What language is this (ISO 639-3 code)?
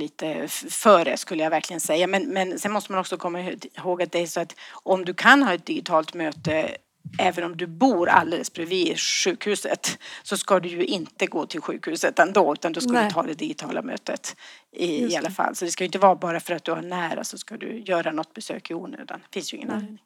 swe